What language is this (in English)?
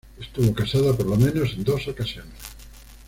Spanish